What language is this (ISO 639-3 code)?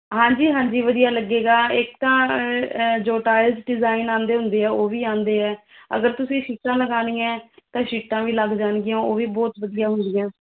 pan